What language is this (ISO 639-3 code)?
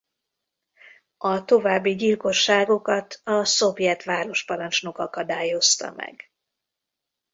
hun